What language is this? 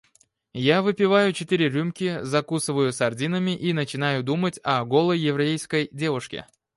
Russian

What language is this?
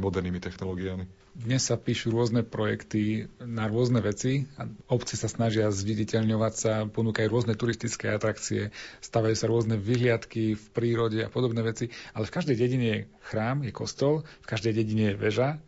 Slovak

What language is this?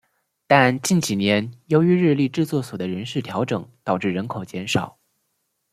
Chinese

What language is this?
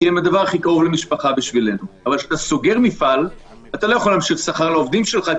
Hebrew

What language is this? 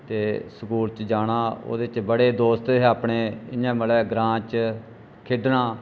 Dogri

